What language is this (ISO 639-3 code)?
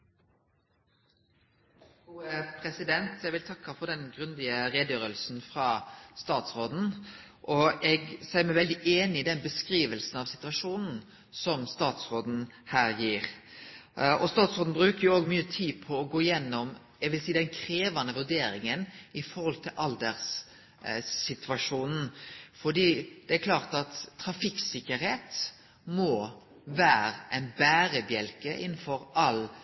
nno